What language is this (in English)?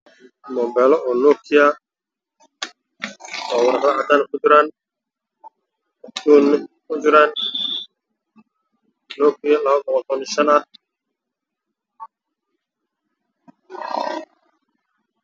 Somali